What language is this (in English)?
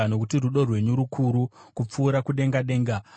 Shona